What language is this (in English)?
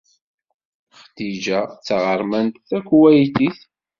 Kabyle